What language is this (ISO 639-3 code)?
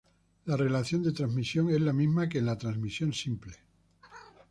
spa